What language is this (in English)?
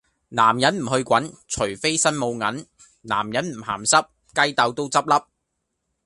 Cantonese